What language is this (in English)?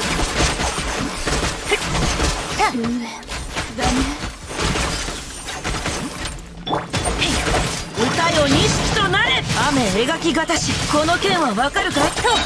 Japanese